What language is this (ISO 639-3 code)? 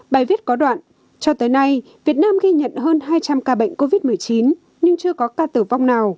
vie